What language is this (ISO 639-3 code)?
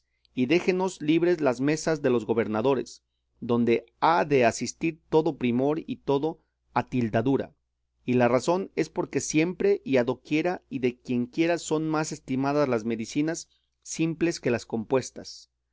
spa